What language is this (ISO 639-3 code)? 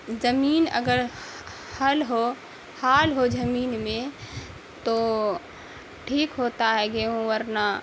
urd